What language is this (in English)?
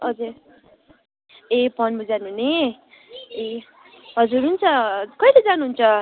Nepali